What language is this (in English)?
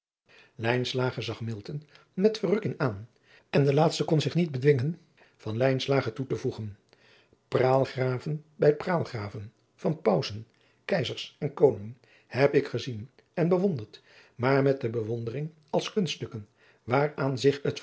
Dutch